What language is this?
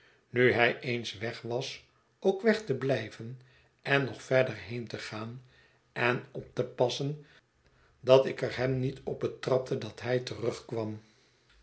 Dutch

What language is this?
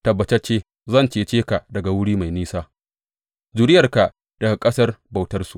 Hausa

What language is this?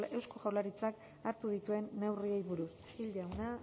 Basque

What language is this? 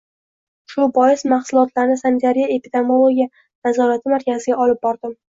Uzbek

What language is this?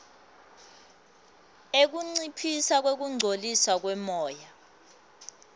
Swati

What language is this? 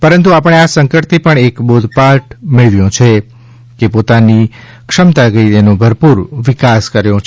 Gujarati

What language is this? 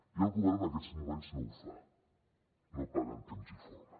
Catalan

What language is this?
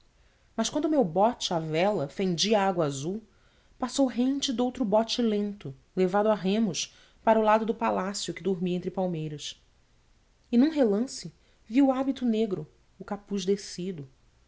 Portuguese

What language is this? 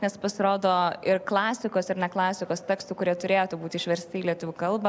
Lithuanian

